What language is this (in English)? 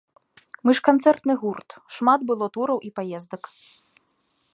Belarusian